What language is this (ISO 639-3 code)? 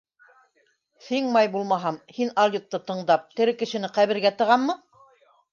bak